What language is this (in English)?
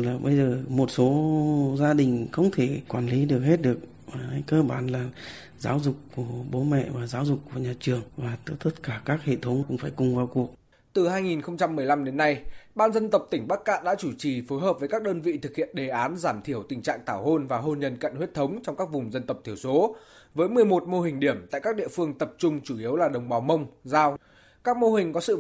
Vietnamese